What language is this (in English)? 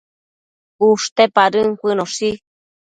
Matsés